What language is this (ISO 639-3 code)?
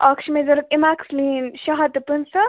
kas